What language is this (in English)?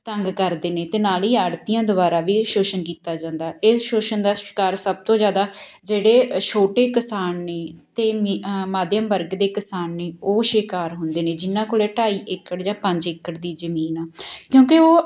Punjabi